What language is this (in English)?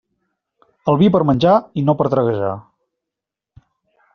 Catalan